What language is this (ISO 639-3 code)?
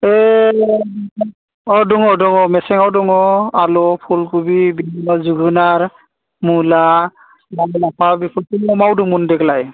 brx